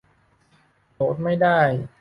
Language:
Thai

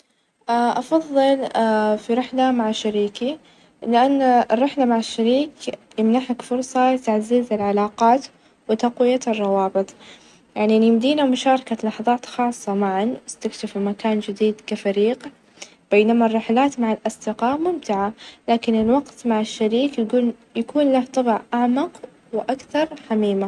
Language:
Najdi Arabic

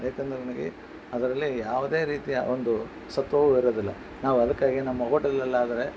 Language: Kannada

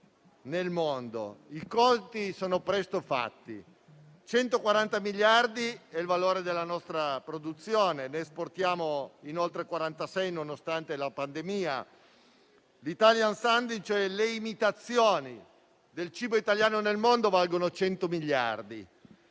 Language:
Italian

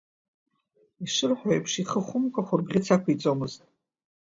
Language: Abkhazian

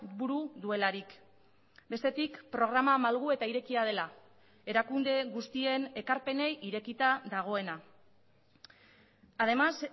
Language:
Basque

